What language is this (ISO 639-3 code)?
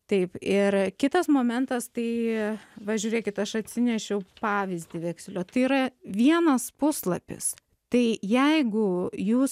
lit